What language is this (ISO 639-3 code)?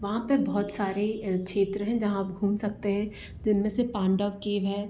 hin